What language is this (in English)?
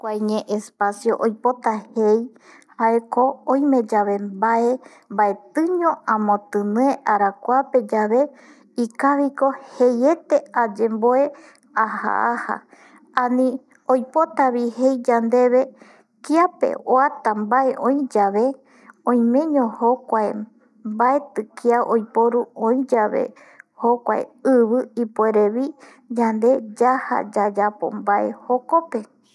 Eastern Bolivian Guaraní